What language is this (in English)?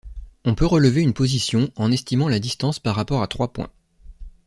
French